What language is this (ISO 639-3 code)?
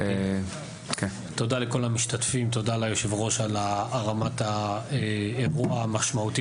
heb